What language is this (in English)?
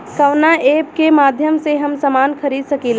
Bhojpuri